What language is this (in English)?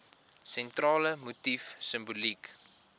Afrikaans